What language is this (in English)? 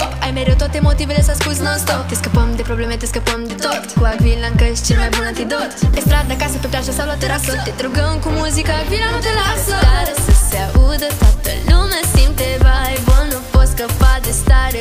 Romanian